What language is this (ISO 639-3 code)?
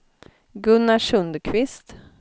swe